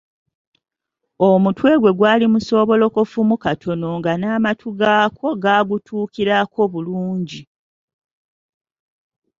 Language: Ganda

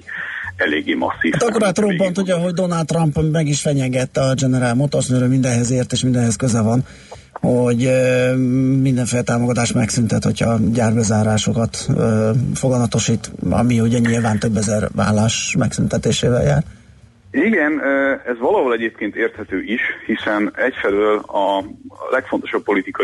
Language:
Hungarian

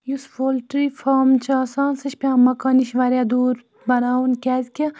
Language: Kashmiri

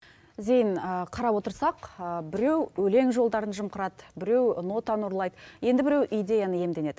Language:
Kazakh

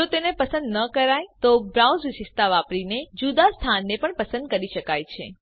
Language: Gujarati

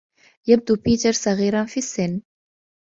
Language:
Arabic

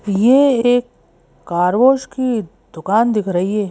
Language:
Hindi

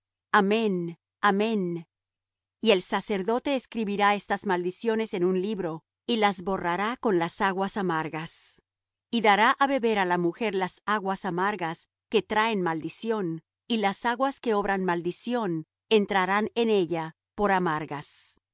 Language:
Spanish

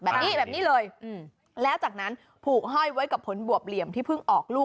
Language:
Thai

